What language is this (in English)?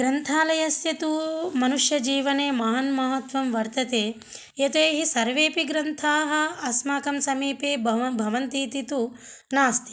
Sanskrit